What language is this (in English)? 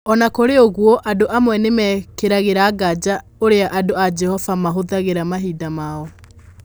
Kikuyu